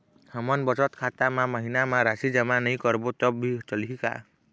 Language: Chhattisgarhi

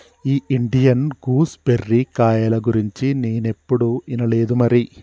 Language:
Telugu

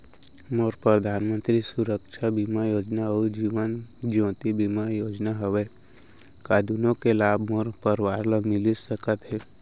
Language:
Chhattisgarhi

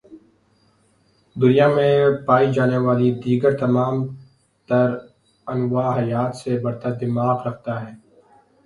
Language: Urdu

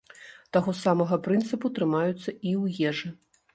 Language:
Belarusian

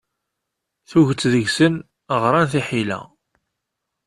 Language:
Kabyle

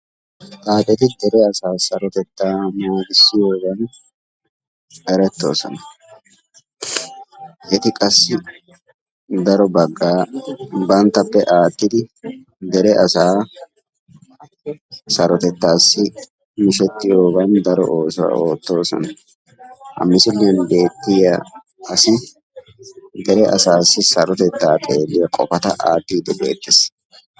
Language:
Wolaytta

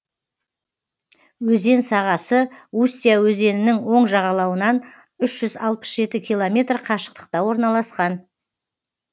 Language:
Kazakh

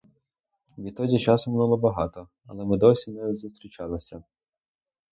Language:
Ukrainian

